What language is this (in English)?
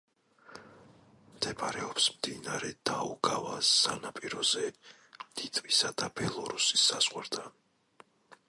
Georgian